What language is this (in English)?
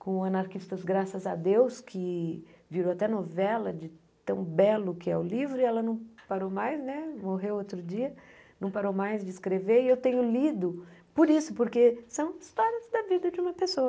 Portuguese